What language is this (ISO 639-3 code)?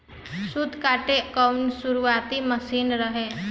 bho